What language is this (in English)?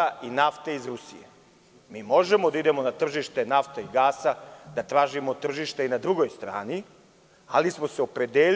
Serbian